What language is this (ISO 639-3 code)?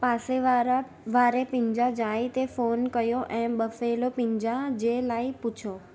snd